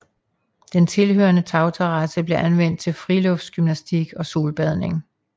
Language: Danish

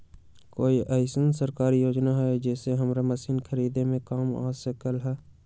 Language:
Magahi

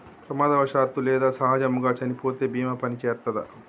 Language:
Telugu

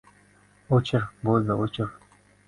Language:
Uzbek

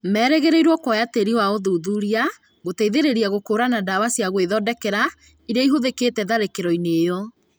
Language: Kikuyu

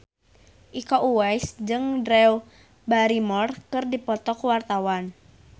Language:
Sundanese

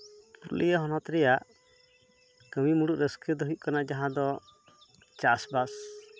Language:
Santali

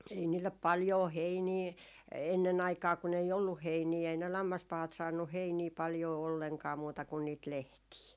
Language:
Finnish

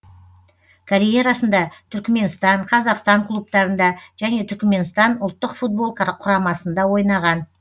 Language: Kazakh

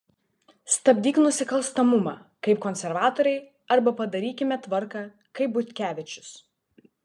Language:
Lithuanian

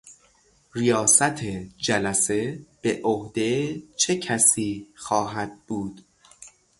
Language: Persian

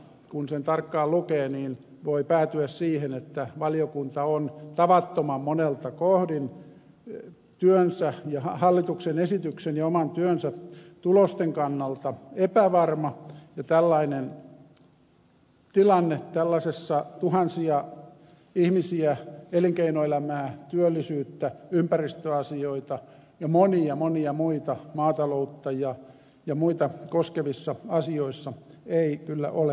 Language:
Finnish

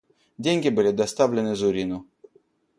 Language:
Russian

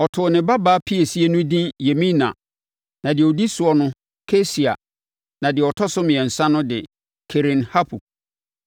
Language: Akan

